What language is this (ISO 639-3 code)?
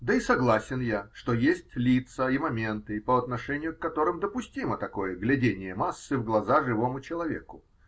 rus